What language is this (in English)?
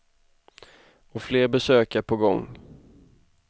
Swedish